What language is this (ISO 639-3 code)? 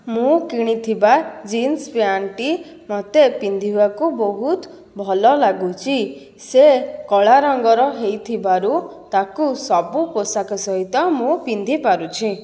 ori